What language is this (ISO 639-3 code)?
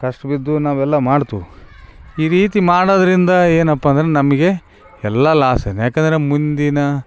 kan